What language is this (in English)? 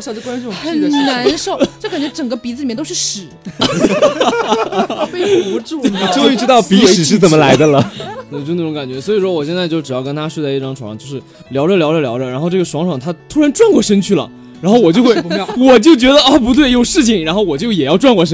Chinese